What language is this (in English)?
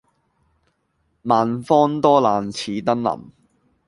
Cantonese